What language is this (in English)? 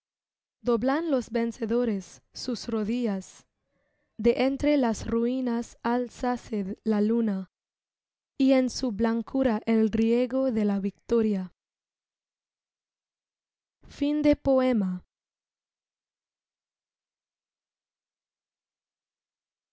Spanish